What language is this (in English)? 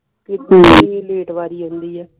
Punjabi